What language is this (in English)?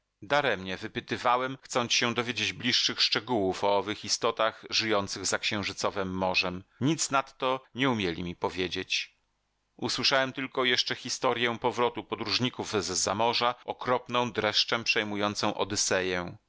Polish